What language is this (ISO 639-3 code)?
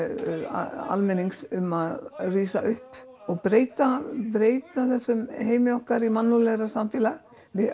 isl